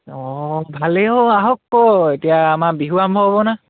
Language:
Assamese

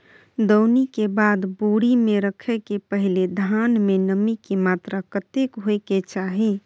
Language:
Maithili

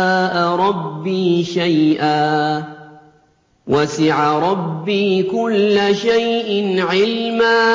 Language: Arabic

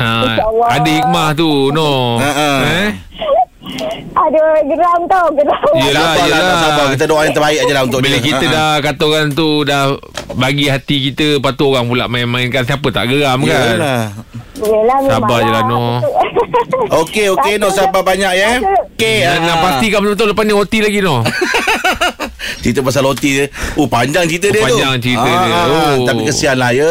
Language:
Malay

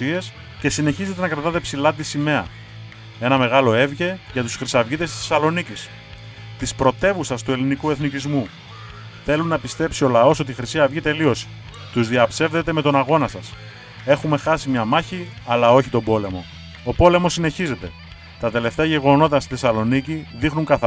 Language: Greek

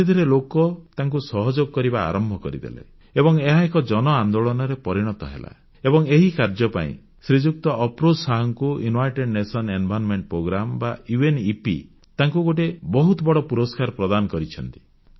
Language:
Odia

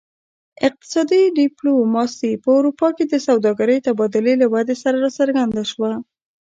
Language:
Pashto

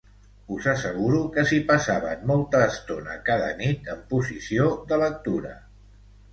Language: Catalan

